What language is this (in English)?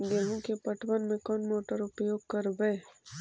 Magahi